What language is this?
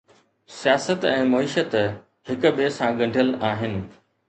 Sindhi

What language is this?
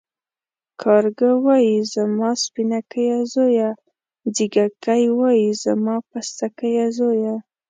Pashto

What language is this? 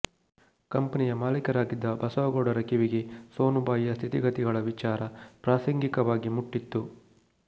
Kannada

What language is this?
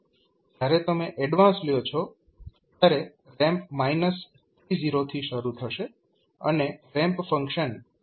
Gujarati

